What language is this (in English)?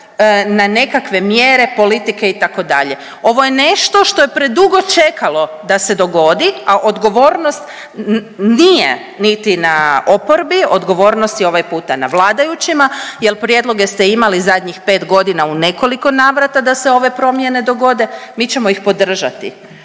Croatian